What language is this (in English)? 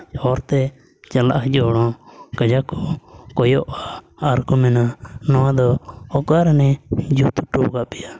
Santali